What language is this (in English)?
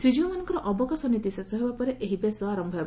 Odia